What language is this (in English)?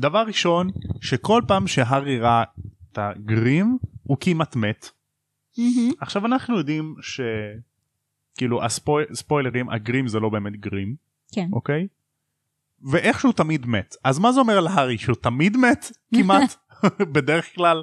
Hebrew